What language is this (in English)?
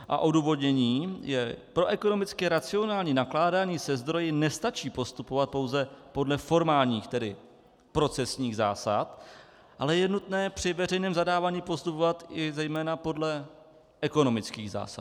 Czech